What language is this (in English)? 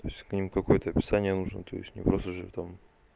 Russian